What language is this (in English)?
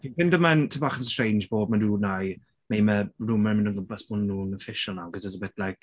Welsh